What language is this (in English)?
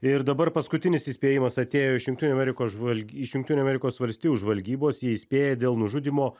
Lithuanian